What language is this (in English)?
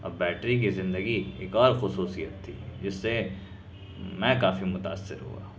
Urdu